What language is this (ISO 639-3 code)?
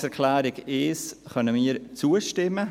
gsw